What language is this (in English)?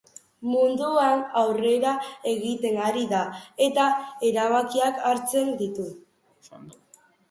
Basque